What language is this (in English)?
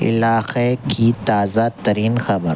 Urdu